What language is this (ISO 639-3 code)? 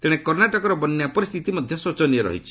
ori